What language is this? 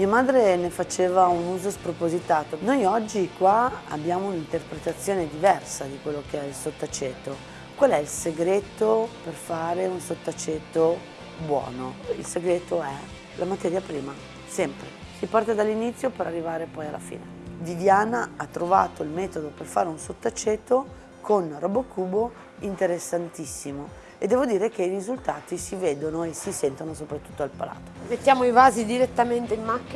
Italian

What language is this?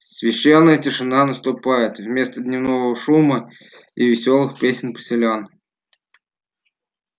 Russian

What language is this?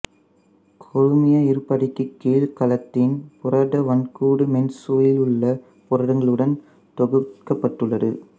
Tamil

